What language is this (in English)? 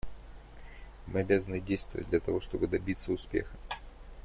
Russian